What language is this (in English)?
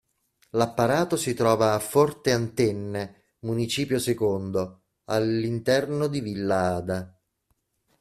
Italian